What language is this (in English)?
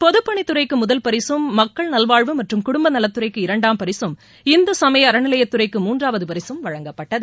Tamil